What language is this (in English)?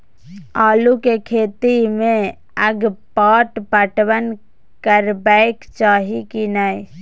Maithili